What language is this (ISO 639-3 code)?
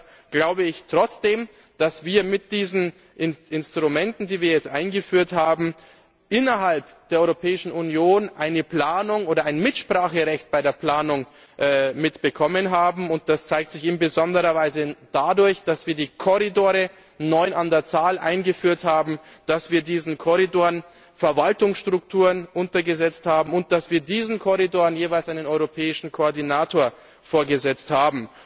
deu